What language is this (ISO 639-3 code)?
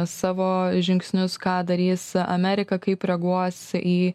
lit